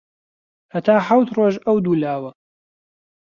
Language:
Central Kurdish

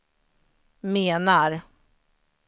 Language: Swedish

